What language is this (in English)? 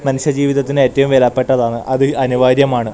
Malayalam